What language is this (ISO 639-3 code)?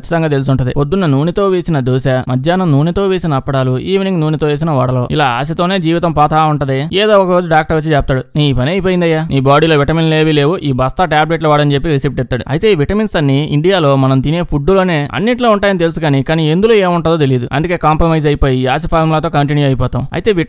eng